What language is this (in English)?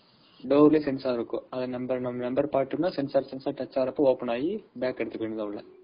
Tamil